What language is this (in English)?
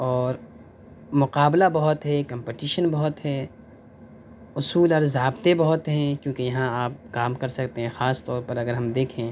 Urdu